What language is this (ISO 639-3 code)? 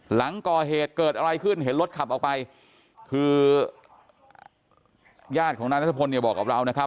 tha